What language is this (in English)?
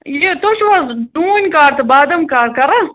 Kashmiri